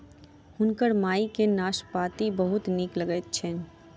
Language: Maithili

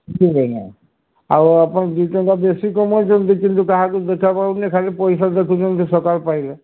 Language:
Odia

